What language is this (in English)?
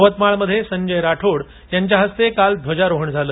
Marathi